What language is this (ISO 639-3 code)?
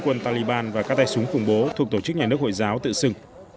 vie